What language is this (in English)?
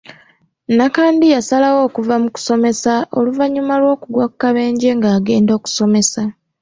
Ganda